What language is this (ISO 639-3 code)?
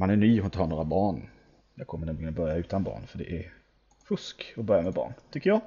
swe